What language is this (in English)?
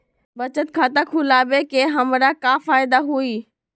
Magahi